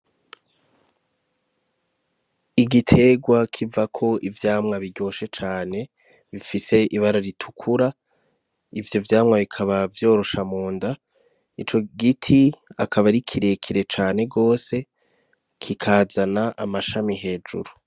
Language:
Rundi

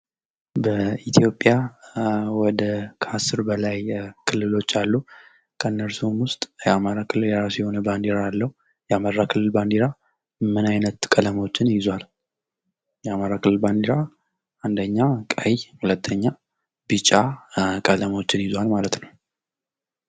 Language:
Amharic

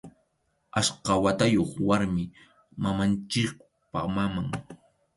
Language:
Arequipa-La Unión Quechua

